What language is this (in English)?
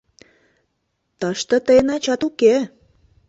Mari